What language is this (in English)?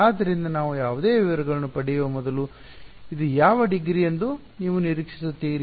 Kannada